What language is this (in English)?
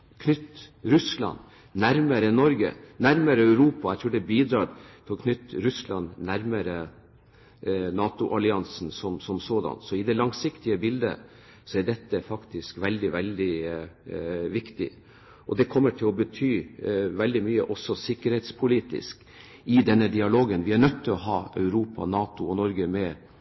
Norwegian Bokmål